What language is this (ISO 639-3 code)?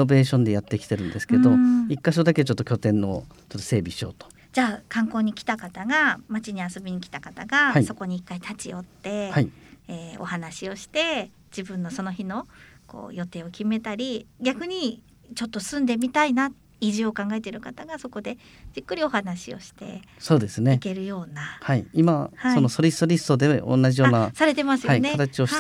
jpn